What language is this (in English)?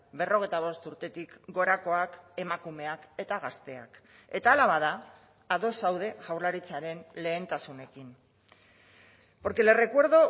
Basque